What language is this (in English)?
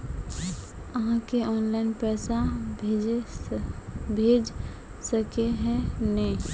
Magahi